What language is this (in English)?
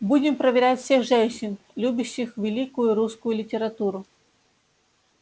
Russian